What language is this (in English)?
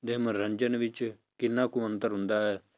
Punjabi